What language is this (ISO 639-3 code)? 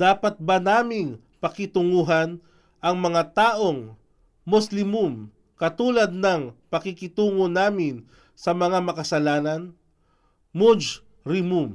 fil